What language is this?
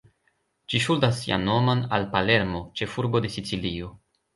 Esperanto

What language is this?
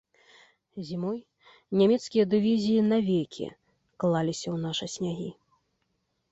Belarusian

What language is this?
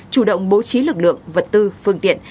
Vietnamese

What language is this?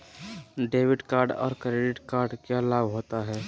Magahi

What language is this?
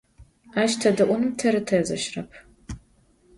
Adyghe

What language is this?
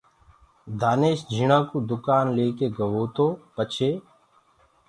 Gurgula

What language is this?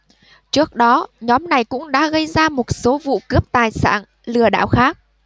Vietnamese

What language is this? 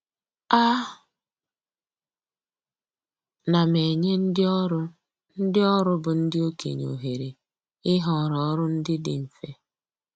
Igbo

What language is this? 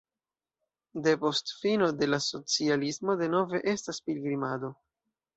Esperanto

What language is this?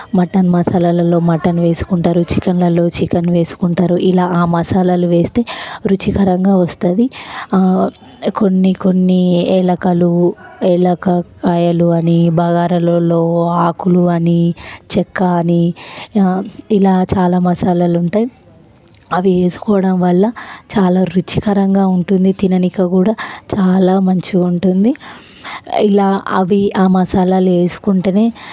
Telugu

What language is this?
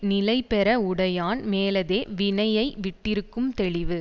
Tamil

